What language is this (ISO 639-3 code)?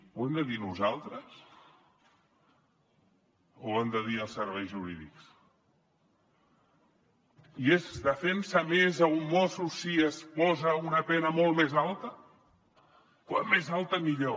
cat